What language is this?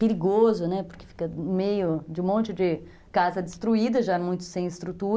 Portuguese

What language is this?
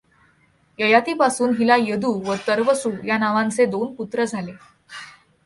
Marathi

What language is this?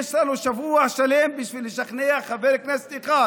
Hebrew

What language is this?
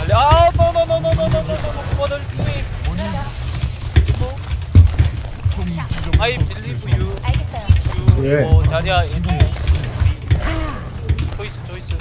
Korean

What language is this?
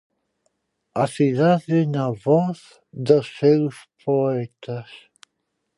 Galician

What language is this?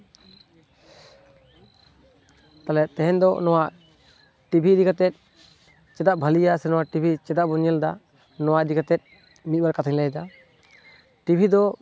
Santali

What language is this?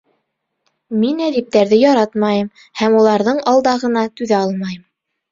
Bashkir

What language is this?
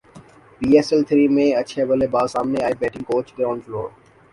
Urdu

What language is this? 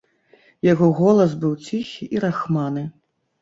Belarusian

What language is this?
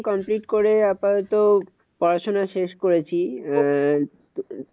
Bangla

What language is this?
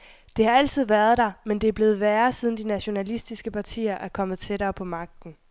Danish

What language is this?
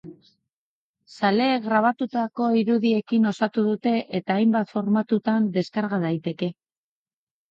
Basque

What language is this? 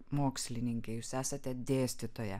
Lithuanian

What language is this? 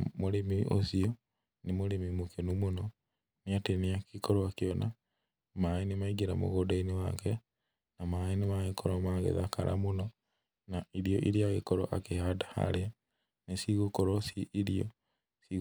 Kikuyu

